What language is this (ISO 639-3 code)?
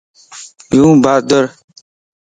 lss